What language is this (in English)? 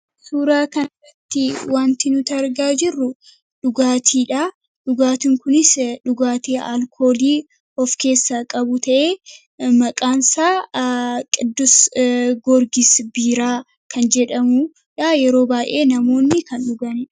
Oromo